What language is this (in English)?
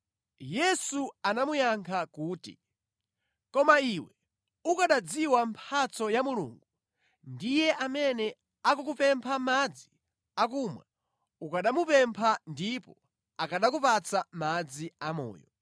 Nyanja